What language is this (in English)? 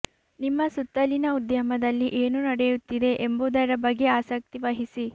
Kannada